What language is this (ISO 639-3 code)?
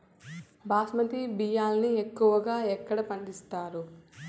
tel